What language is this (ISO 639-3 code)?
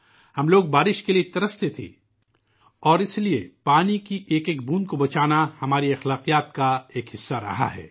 urd